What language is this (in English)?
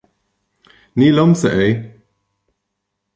Irish